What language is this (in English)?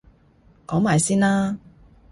Cantonese